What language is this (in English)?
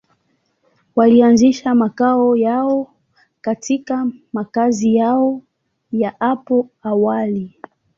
Swahili